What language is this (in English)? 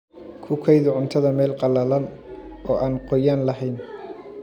Somali